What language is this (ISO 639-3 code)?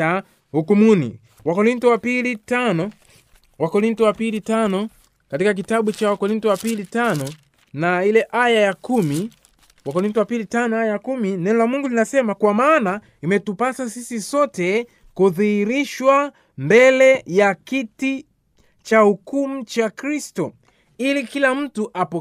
swa